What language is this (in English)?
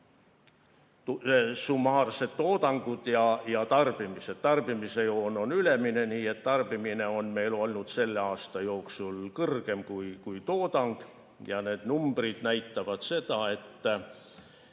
Estonian